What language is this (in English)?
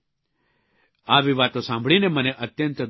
Gujarati